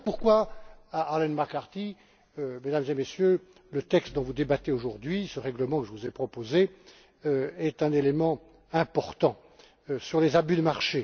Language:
French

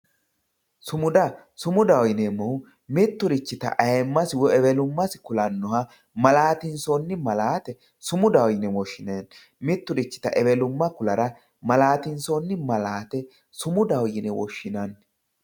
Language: Sidamo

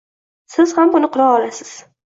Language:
Uzbek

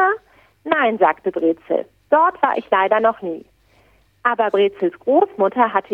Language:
German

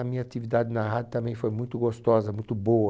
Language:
Portuguese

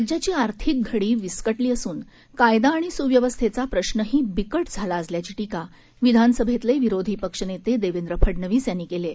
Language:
Marathi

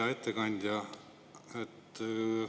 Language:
Estonian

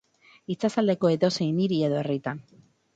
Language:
Basque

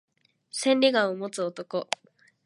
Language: Japanese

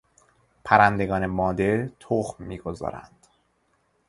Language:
Persian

